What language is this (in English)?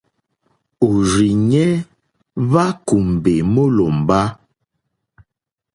Mokpwe